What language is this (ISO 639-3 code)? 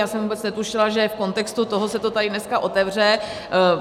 ces